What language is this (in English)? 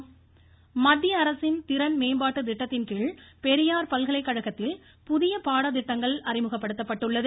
Tamil